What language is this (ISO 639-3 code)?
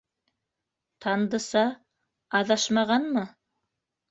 bak